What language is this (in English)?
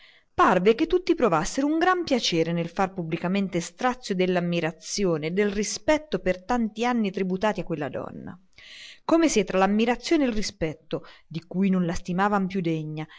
Italian